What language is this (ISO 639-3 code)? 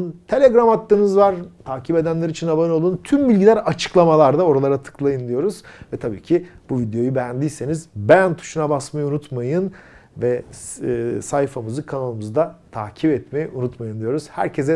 tur